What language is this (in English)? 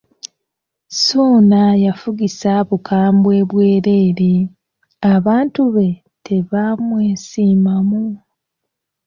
Ganda